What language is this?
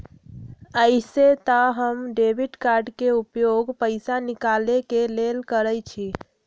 Magahi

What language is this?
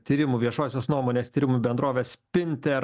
Lithuanian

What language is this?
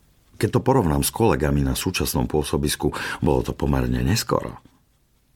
Slovak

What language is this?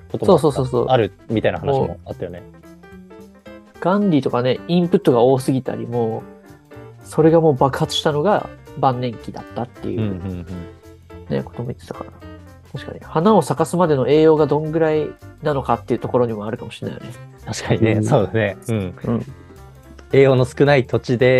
Japanese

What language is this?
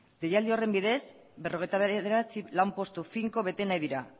Basque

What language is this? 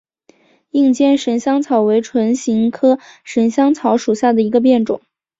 Chinese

